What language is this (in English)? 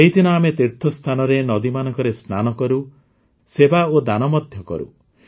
Odia